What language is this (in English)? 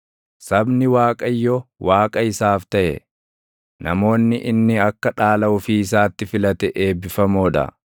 Oromo